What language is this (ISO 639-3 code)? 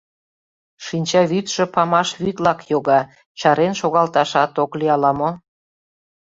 chm